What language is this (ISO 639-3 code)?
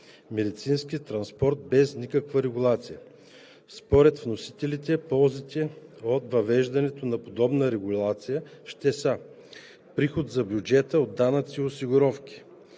bul